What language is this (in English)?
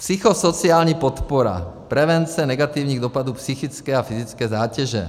Czech